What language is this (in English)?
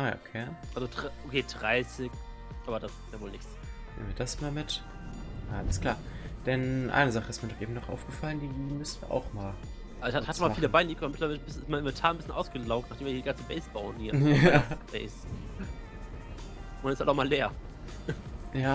German